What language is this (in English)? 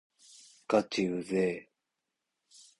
Japanese